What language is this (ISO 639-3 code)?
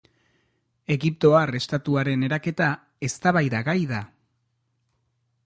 eus